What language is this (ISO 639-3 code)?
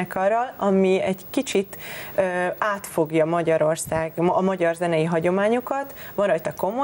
hun